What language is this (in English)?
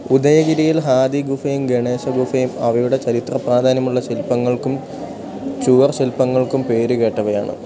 Malayalam